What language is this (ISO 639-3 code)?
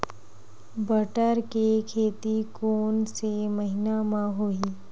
hne